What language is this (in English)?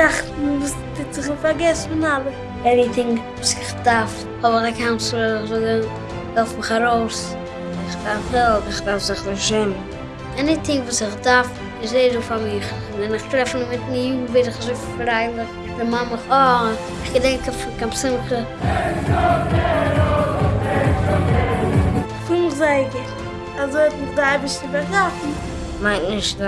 Yiddish